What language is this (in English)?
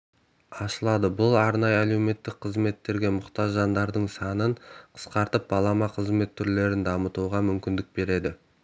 Kazakh